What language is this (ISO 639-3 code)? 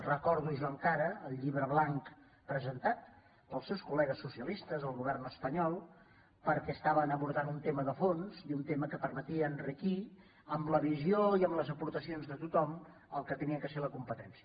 cat